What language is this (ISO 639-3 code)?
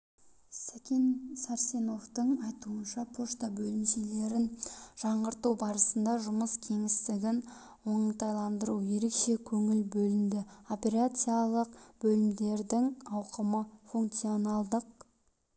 kaz